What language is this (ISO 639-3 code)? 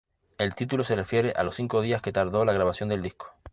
spa